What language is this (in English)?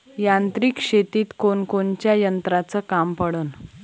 Marathi